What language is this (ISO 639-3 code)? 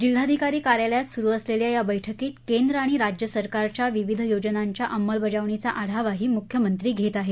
mar